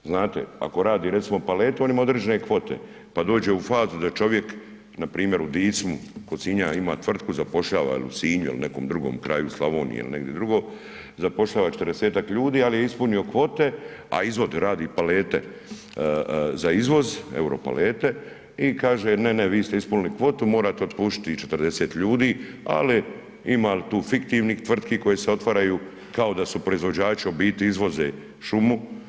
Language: Croatian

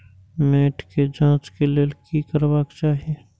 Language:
Maithili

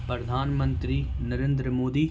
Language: Urdu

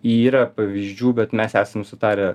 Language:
Lithuanian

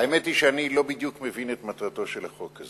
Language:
Hebrew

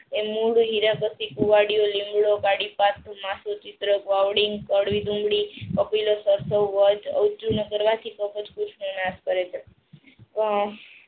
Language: Gujarati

